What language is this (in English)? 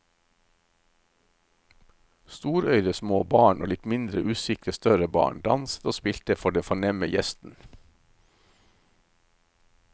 Norwegian